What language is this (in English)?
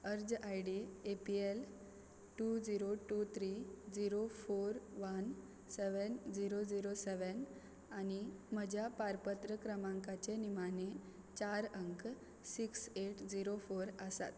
Konkani